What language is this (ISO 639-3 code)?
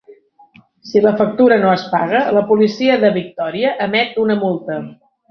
cat